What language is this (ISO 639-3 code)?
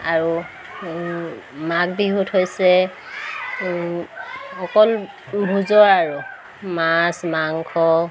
asm